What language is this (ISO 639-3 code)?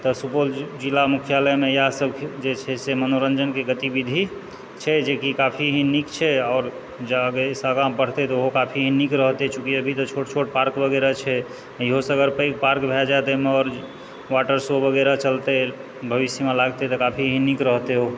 mai